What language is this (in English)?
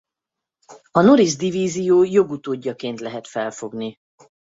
Hungarian